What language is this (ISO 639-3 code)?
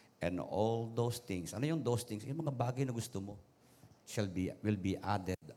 fil